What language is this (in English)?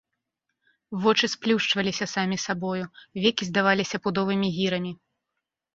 Belarusian